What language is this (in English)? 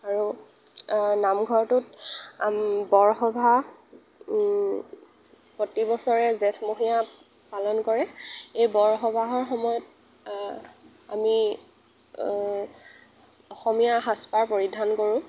Assamese